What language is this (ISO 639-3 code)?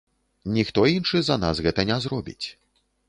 bel